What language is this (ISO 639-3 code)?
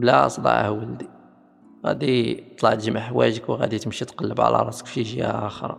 ara